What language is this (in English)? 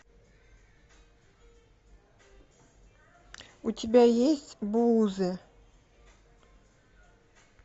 Russian